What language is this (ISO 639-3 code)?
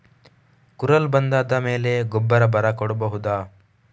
kan